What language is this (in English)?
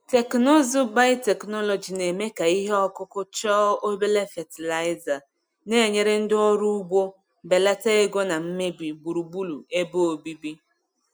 Igbo